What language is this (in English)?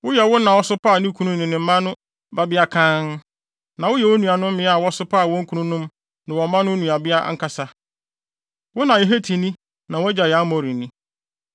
Akan